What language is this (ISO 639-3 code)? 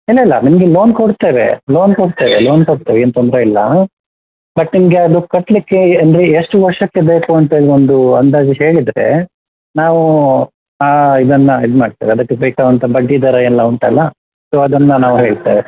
kan